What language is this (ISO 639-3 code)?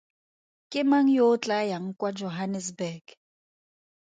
tsn